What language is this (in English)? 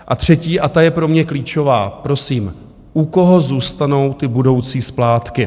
Czech